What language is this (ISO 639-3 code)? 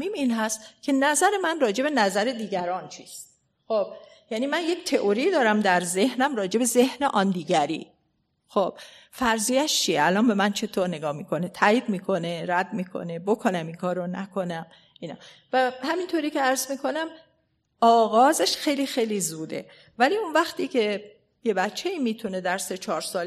fas